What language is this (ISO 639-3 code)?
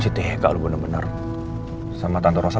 ind